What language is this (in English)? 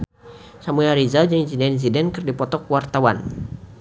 Sundanese